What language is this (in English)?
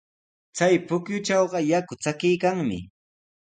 Sihuas Ancash Quechua